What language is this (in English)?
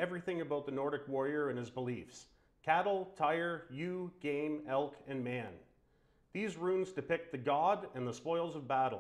English